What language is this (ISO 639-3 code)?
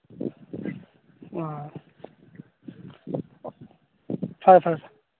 mni